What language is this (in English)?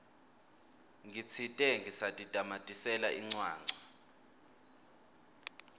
Swati